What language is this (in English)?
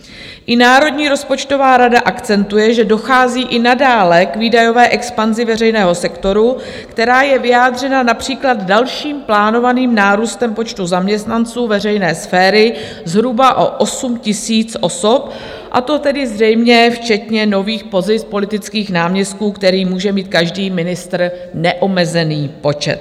Czech